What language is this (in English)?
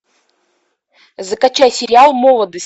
Russian